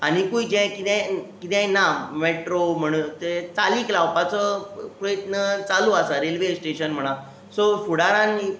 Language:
Konkani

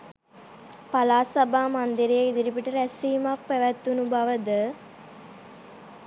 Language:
Sinhala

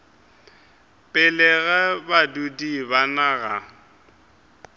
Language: Northern Sotho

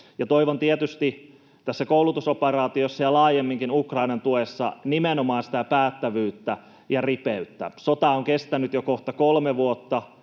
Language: Finnish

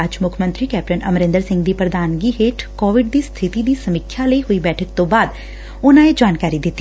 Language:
Punjabi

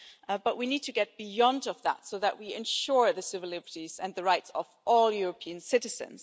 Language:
English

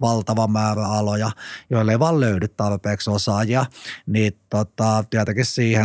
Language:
Finnish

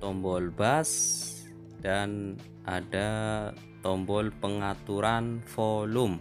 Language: Indonesian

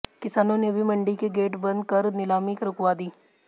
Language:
Hindi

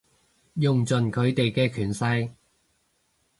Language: Cantonese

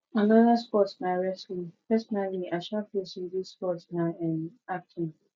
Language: Nigerian Pidgin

